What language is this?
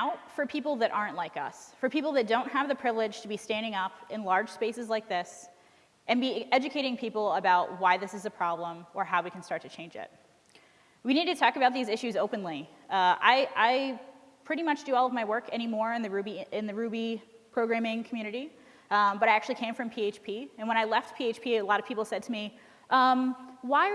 English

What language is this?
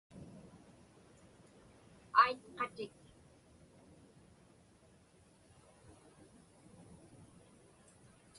Inupiaq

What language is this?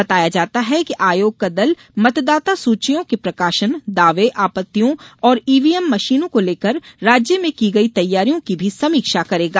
Hindi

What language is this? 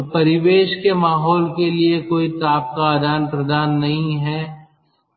Hindi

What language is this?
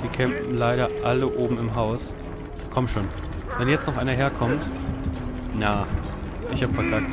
German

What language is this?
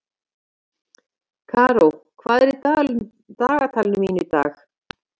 Icelandic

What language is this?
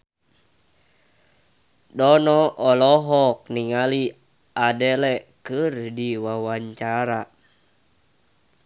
Sundanese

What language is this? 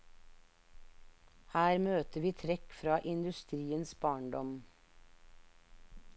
Norwegian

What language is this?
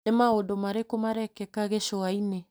Kikuyu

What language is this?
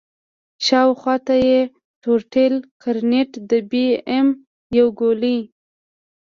Pashto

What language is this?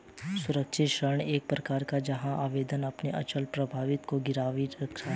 Hindi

